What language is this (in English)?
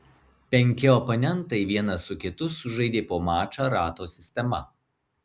Lithuanian